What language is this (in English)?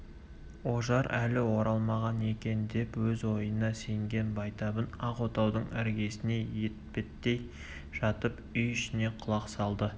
Kazakh